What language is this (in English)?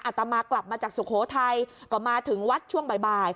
Thai